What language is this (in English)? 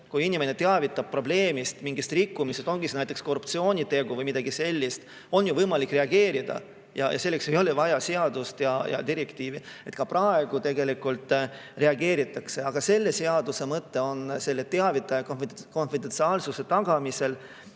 Estonian